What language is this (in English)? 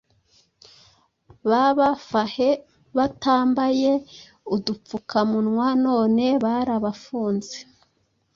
Kinyarwanda